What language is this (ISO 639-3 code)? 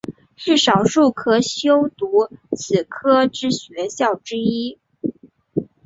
zho